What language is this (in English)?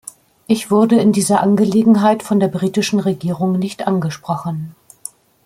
German